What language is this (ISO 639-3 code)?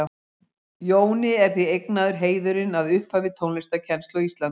isl